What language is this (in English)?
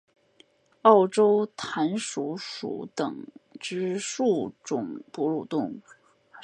Chinese